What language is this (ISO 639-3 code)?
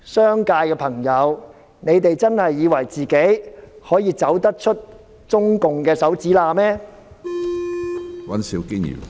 yue